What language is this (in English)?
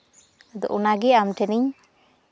Santali